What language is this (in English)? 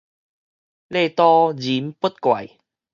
Min Nan Chinese